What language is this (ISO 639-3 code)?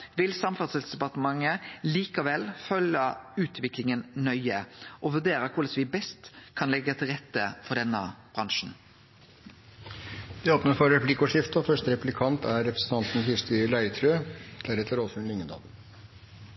nor